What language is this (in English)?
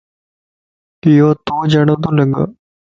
Lasi